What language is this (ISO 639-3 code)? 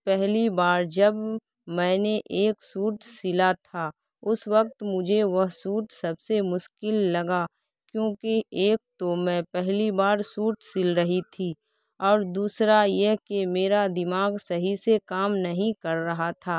urd